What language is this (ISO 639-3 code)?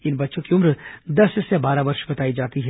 hin